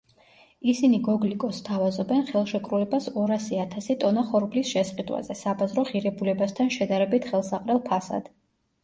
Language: Georgian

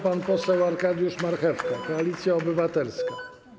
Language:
Polish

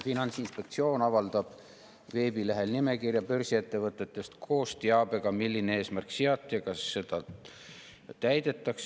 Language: Estonian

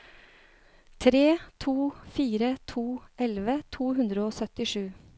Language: Norwegian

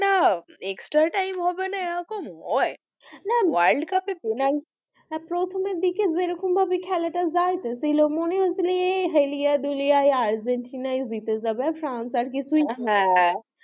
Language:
Bangla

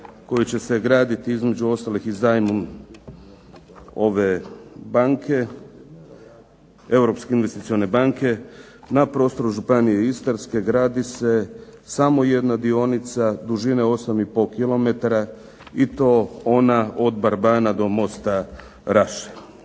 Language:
Croatian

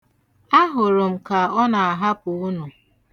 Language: Igbo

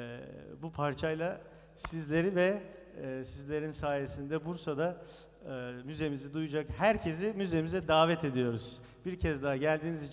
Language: Turkish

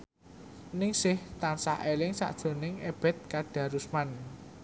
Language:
Javanese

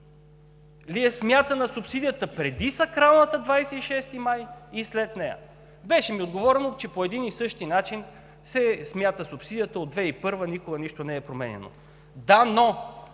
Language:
Bulgarian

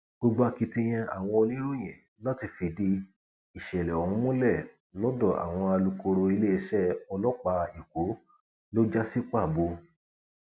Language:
Yoruba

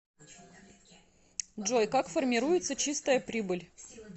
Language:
Russian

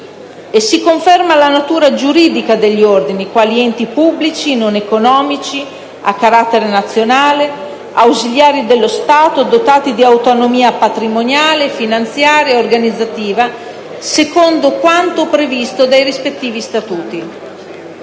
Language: Italian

